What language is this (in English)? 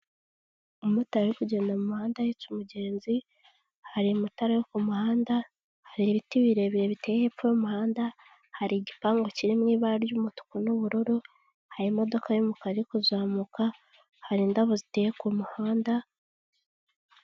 Kinyarwanda